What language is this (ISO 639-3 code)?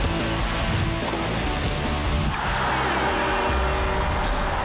tha